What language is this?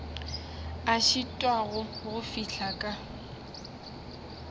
Northern Sotho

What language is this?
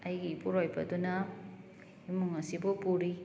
Manipuri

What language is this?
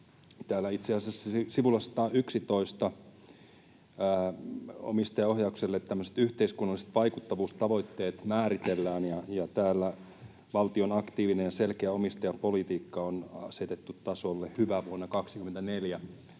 Finnish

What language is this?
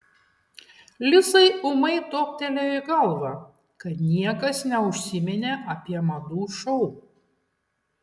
Lithuanian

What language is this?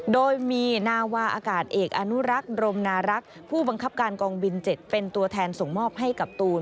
Thai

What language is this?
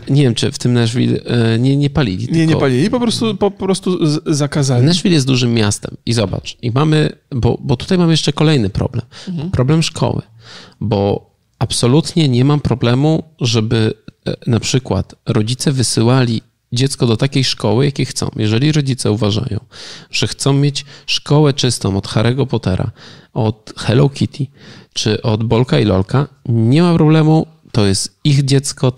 Polish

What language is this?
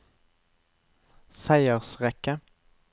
Norwegian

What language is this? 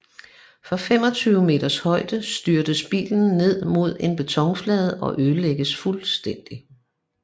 Danish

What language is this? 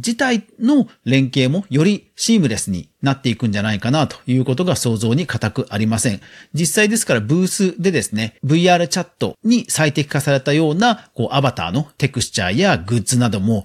Japanese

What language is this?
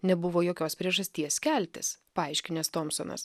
Lithuanian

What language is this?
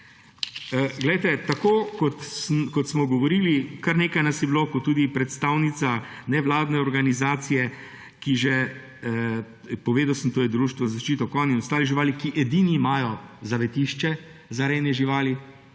Slovenian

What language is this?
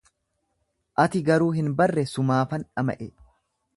Oromo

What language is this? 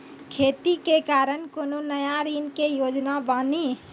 Maithili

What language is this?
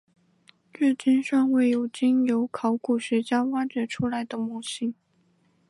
Chinese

